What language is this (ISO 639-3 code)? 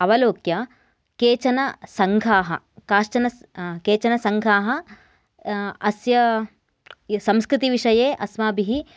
san